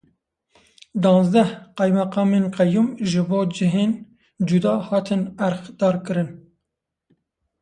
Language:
Kurdish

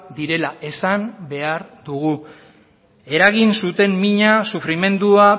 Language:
Basque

